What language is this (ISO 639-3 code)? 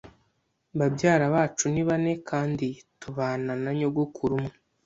kin